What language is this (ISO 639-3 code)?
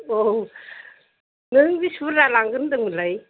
brx